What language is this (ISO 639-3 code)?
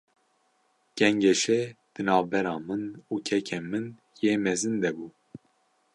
kur